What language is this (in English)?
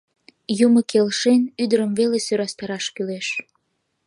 Mari